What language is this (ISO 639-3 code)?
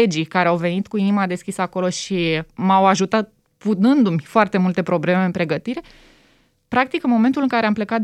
ron